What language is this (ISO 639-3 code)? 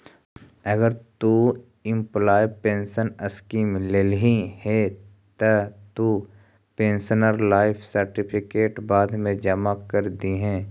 mag